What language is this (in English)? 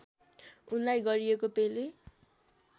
Nepali